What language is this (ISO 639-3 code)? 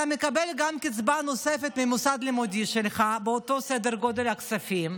heb